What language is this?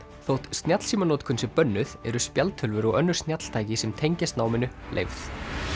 Icelandic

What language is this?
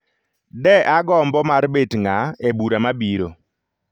Luo (Kenya and Tanzania)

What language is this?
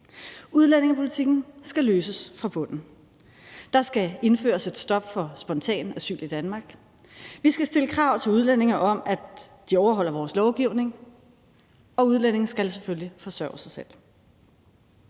Danish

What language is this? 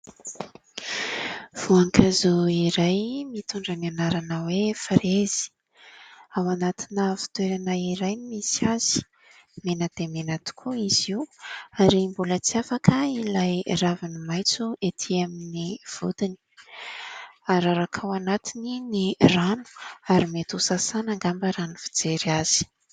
Malagasy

